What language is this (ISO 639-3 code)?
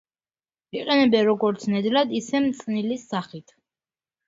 kat